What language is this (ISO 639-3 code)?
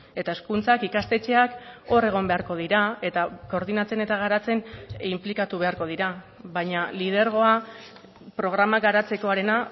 eus